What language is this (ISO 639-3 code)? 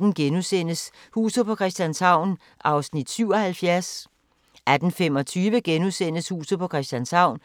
dan